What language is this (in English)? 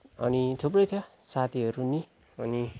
Nepali